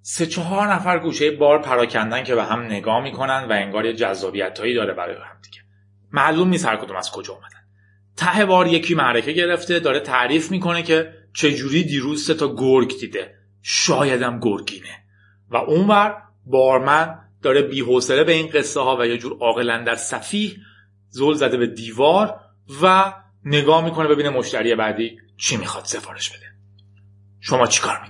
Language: Persian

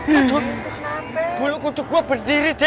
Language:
Indonesian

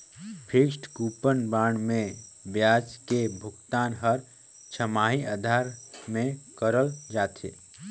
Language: Chhattisgarhi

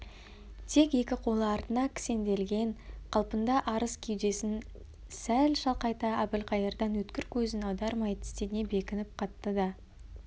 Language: Kazakh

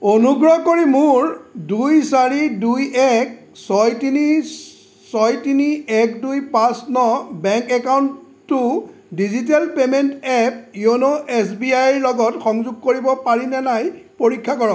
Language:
Assamese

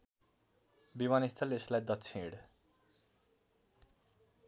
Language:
Nepali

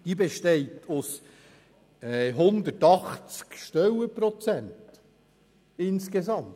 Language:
Swiss German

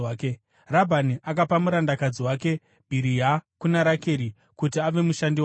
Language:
Shona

